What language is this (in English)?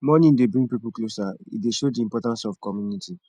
Nigerian Pidgin